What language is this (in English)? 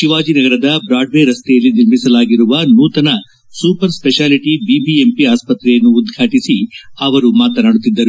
Kannada